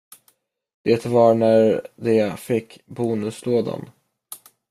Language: Swedish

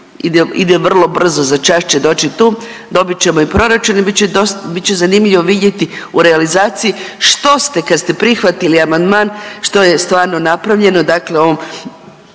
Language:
Croatian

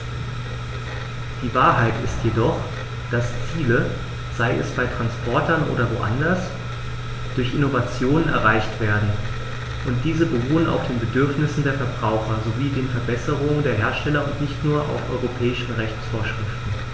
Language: German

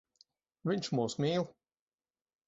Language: Latvian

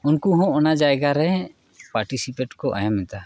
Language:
Santali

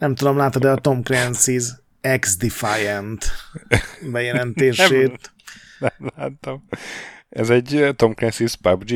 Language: Hungarian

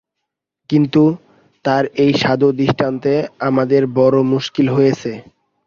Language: Bangla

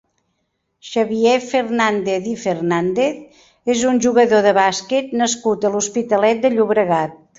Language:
Catalan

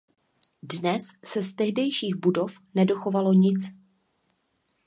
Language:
Czech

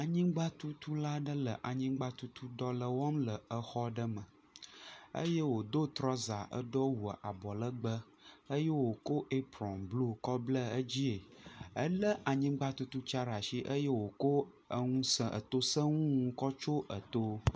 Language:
Ewe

